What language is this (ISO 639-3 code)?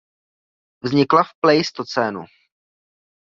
ces